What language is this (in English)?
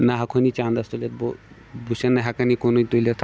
Kashmiri